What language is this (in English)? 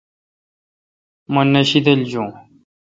Kalkoti